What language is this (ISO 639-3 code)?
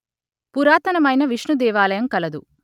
tel